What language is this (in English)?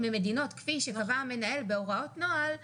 Hebrew